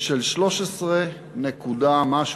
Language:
Hebrew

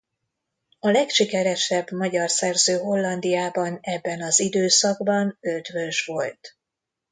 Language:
Hungarian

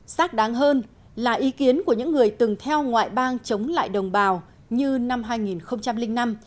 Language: Vietnamese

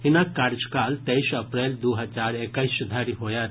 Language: Maithili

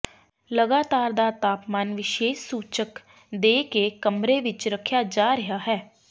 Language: Punjabi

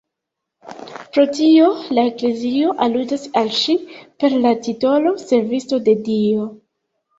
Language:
Esperanto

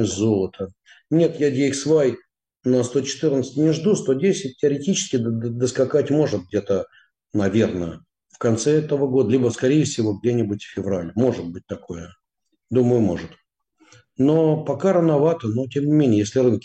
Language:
Russian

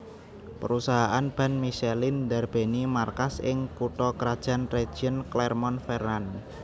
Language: Javanese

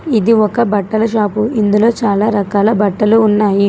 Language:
Telugu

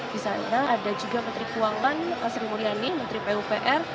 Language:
Indonesian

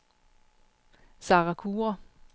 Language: Danish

